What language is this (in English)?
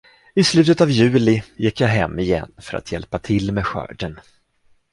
Swedish